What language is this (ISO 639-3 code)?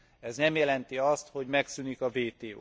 hun